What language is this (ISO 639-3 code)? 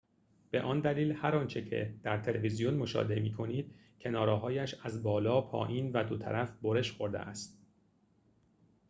fas